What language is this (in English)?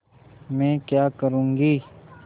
Hindi